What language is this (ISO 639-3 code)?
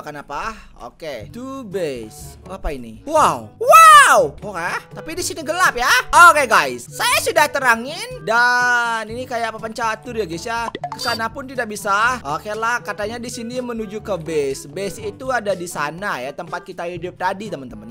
ind